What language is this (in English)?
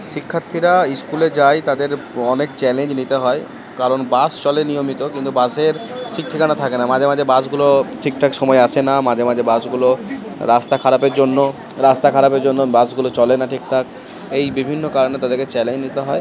Bangla